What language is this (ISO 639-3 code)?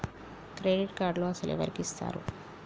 tel